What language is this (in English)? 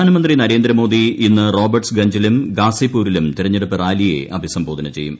Malayalam